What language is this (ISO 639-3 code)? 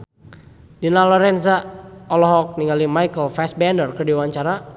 sun